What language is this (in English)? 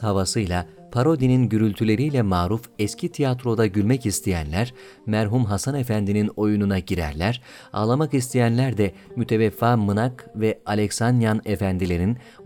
Turkish